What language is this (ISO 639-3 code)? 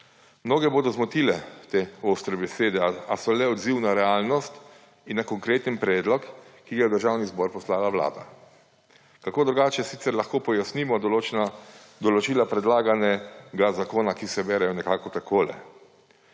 slv